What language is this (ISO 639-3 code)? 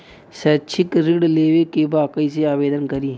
bho